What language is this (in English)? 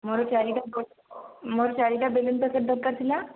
Odia